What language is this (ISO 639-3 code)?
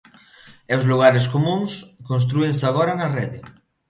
glg